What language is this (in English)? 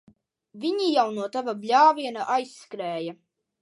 Latvian